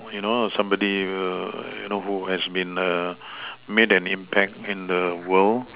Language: English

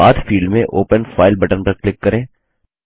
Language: Hindi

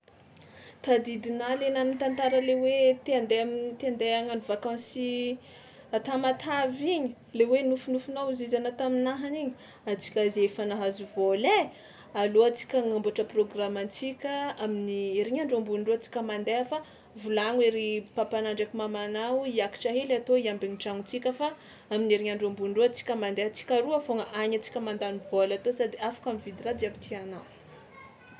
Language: Tsimihety Malagasy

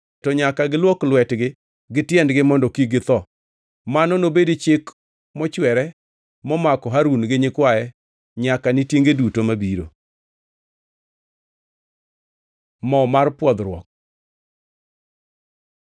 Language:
Luo (Kenya and Tanzania)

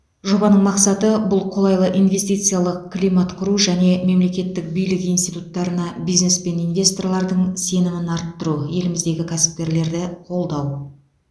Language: Kazakh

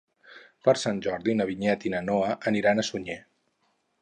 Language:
Catalan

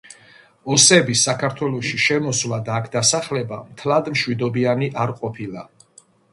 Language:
Georgian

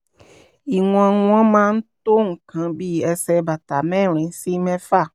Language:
Yoruba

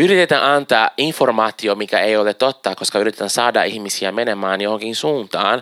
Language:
Finnish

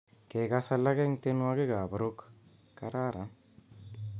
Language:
Kalenjin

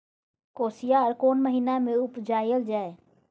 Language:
Maithili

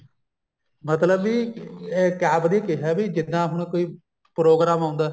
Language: Punjabi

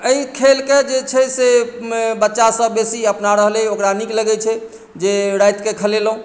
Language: Maithili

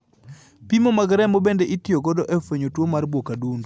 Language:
Luo (Kenya and Tanzania)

